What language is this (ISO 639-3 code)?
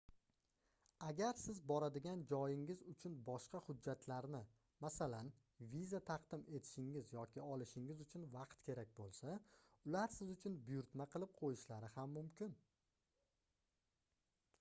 uzb